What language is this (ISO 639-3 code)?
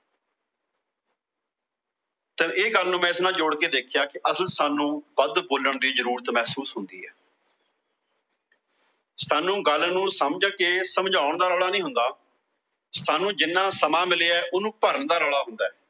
pan